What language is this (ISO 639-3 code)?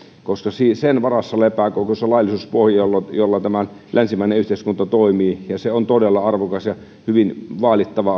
fin